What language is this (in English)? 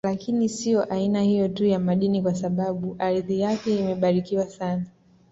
Swahili